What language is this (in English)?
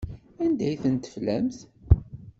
Kabyle